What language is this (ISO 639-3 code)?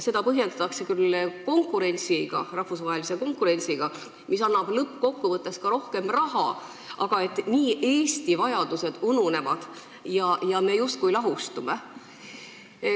est